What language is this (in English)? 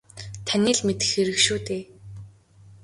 Mongolian